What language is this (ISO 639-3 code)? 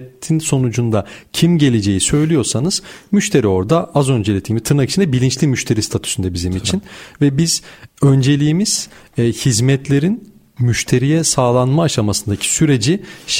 tur